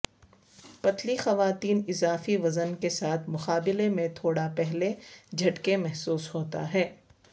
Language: Urdu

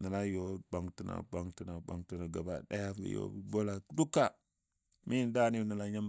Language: Dadiya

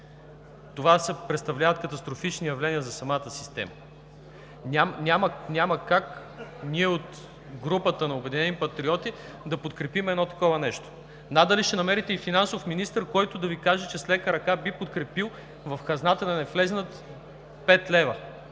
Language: Bulgarian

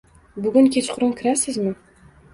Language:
Uzbek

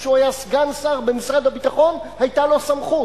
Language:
Hebrew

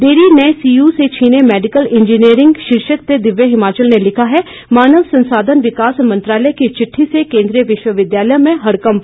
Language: Hindi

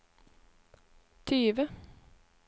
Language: Norwegian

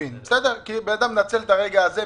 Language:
Hebrew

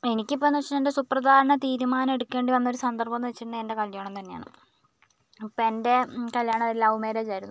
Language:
Malayalam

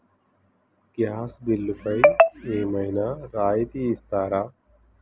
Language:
Telugu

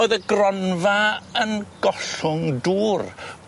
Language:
Welsh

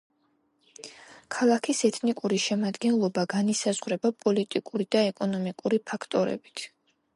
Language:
Georgian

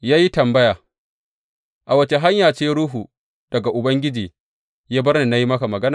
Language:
Hausa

